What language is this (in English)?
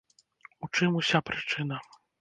Belarusian